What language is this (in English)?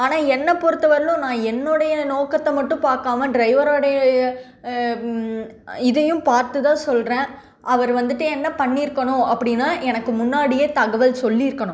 Tamil